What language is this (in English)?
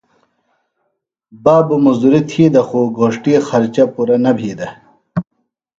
Phalura